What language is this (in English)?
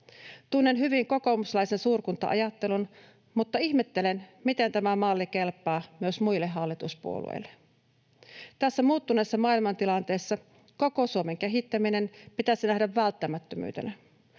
Finnish